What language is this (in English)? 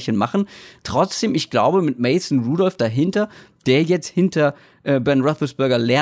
German